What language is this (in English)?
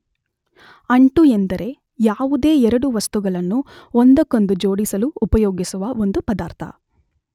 Kannada